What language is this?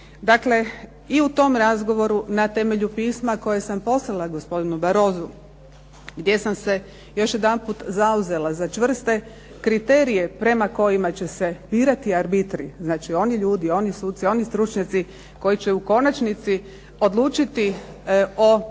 Croatian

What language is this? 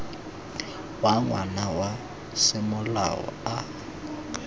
Tswana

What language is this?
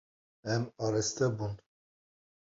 Kurdish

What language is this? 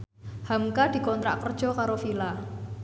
Javanese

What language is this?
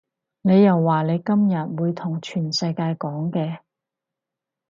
Cantonese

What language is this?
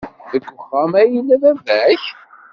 Kabyle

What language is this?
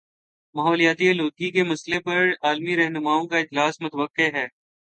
Urdu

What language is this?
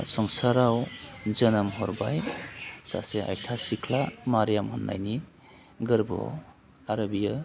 Bodo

